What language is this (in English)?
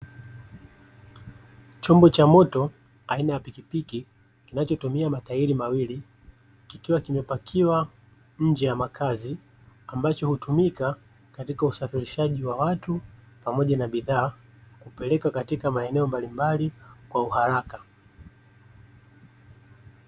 Swahili